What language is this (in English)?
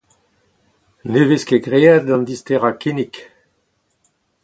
Breton